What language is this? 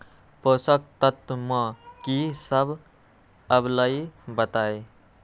Magahi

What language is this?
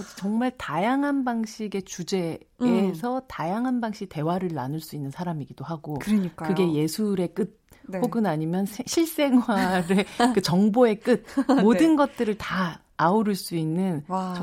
Korean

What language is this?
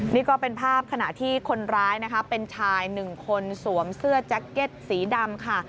Thai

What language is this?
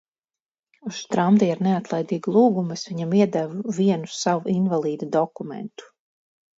Latvian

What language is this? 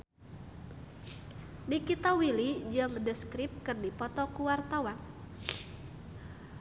Sundanese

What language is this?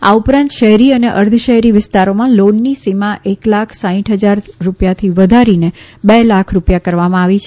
Gujarati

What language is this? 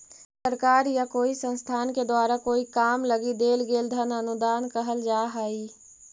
Magahi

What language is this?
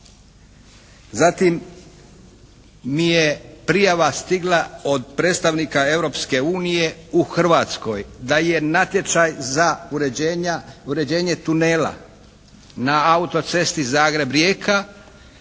Croatian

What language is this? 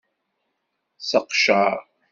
Kabyle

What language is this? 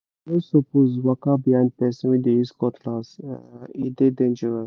Nigerian Pidgin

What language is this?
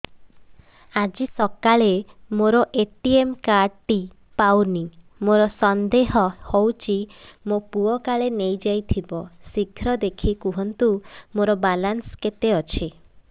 Odia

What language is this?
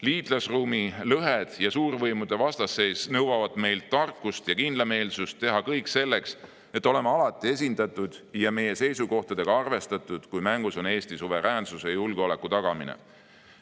Estonian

